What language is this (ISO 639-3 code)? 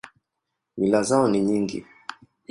swa